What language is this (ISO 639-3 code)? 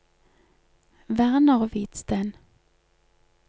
nor